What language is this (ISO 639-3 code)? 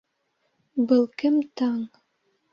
bak